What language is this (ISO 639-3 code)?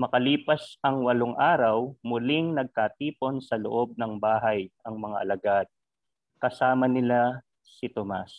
fil